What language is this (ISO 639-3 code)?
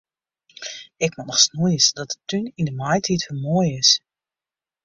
fry